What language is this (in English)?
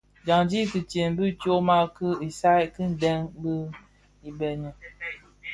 Bafia